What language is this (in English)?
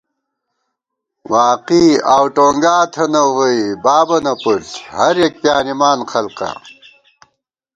Gawar-Bati